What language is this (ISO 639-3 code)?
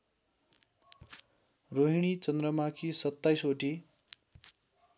nep